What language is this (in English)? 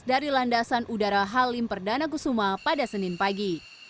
Indonesian